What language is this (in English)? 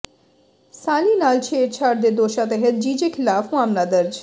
Punjabi